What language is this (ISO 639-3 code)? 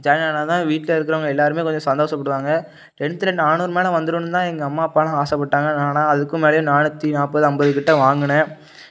tam